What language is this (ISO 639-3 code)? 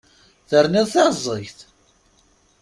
kab